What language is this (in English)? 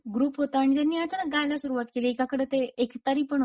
Marathi